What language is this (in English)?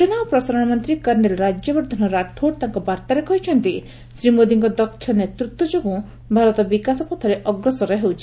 Odia